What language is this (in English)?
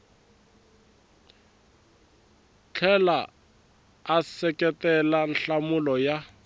Tsonga